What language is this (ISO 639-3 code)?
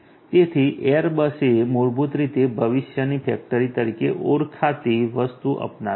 guj